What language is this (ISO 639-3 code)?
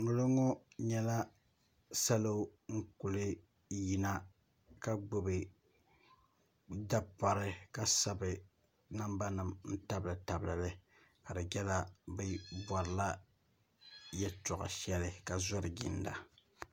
dag